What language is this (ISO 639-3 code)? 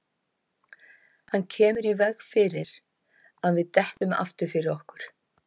isl